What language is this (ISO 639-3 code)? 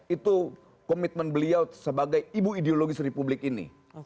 ind